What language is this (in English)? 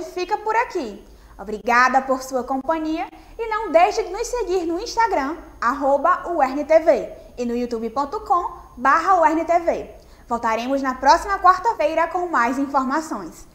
Portuguese